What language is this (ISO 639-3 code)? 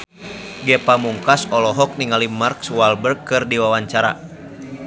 sun